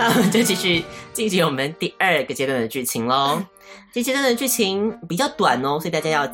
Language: Chinese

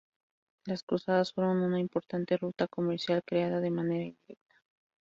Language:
Spanish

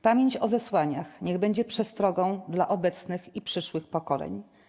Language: Polish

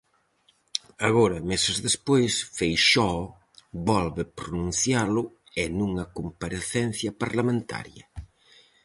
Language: Galician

